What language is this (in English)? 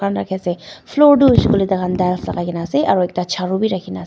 Naga Pidgin